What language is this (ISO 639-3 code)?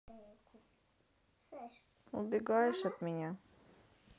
rus